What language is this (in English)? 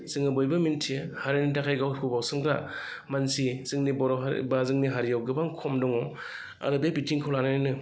Bodo